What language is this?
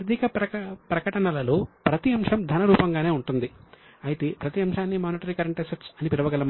Telugu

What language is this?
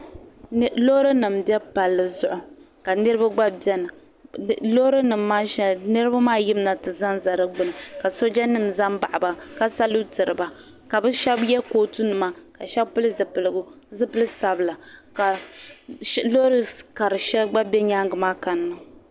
Dagbani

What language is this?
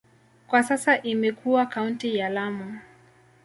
Swahili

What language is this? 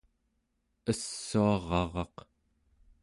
Central Yupik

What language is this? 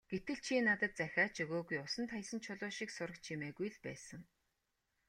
Mongolian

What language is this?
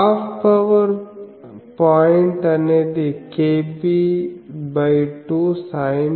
Telugu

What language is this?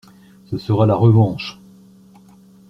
French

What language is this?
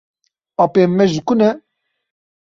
Kurdish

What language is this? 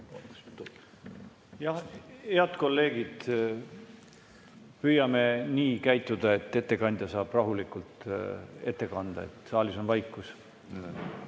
Estonian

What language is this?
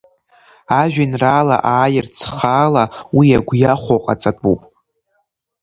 Abkhazian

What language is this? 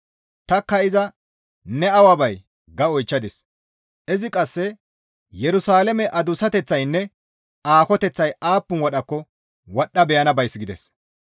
Gamo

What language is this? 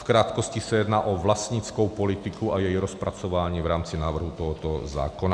Czech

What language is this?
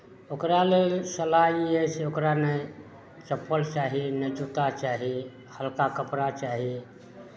Maithili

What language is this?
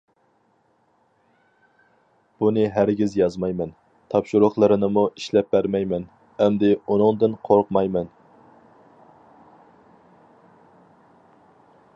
Uyghur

